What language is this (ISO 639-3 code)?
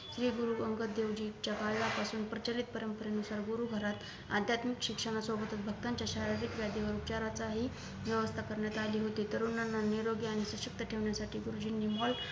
mar